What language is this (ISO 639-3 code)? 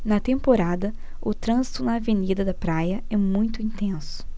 por